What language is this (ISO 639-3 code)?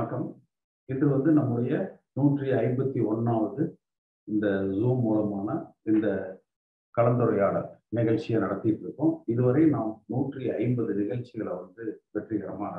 tam